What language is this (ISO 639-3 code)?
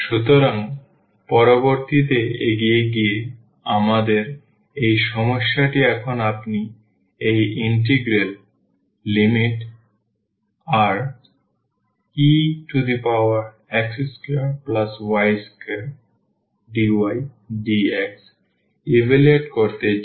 ben